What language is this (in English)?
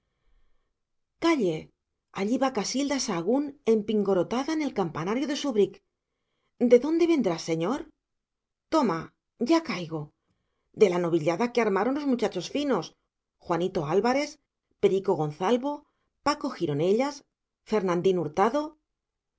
Spanish